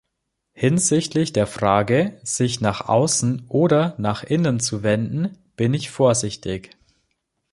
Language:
German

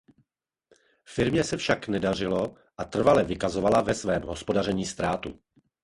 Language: Czech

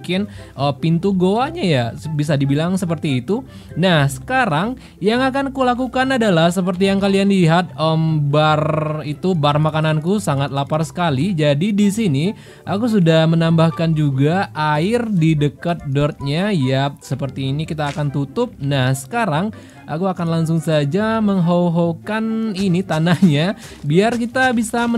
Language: Indonesian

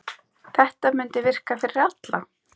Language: Icelandic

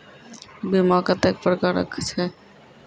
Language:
Maithili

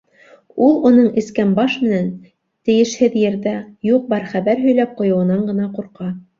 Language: Bashkir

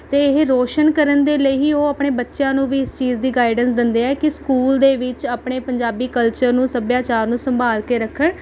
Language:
Punjabi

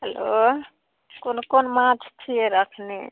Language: Maithili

